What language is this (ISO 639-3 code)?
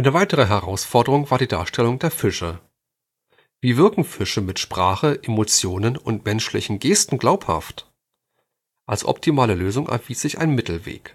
deu